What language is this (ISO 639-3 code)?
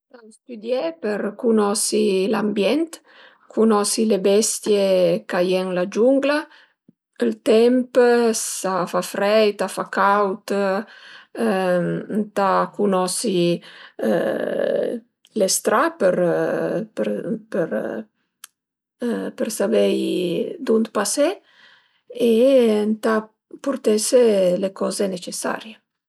pms